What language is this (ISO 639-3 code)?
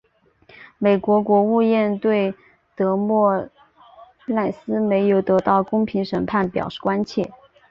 zho